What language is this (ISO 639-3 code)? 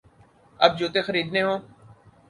urd